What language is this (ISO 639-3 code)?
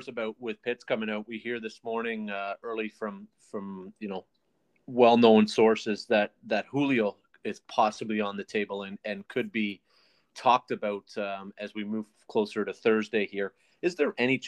eng